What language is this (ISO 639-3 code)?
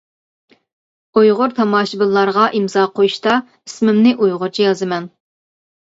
uig